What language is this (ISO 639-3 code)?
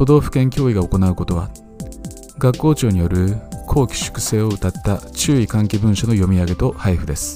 jpn